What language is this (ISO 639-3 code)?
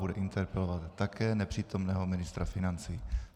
ces